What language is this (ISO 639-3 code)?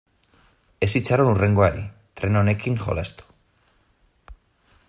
eus